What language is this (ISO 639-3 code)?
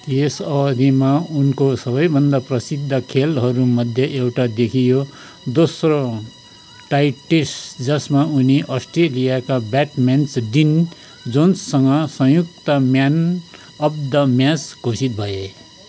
nep